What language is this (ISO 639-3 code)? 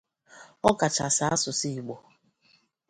ibo